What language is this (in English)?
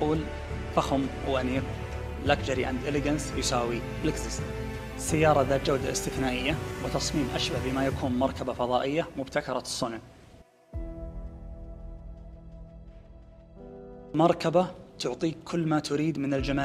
Arabic